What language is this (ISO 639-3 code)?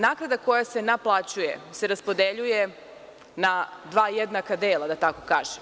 srp